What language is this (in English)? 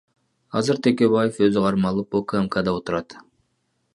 Kyrgyz